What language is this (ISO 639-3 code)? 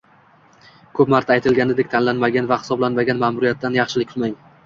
uzb